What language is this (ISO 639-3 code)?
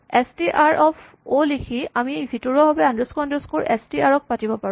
asm